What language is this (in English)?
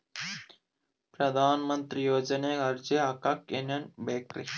Kannada